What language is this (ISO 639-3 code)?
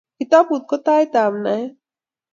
kln